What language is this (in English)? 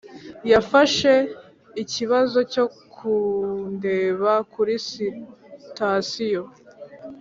Kinyarwanda